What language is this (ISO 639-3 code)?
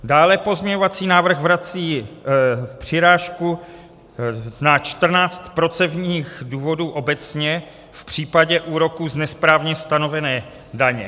ces